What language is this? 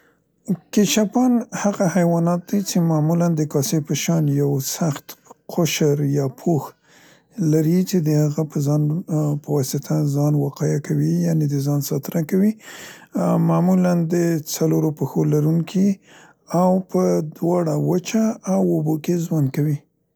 Central Pashto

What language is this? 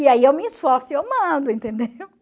Portuguese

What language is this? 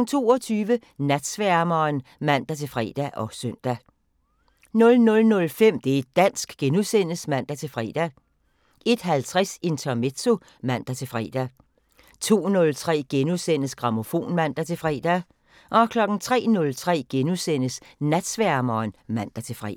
Danish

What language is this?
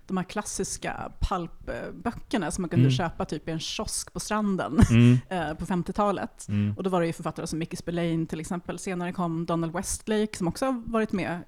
Swedish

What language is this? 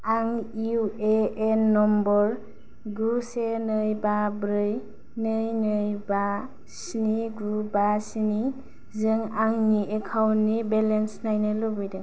Bodo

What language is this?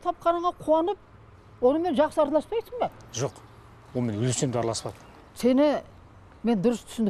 Turkish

